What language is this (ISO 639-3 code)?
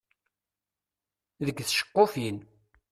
kab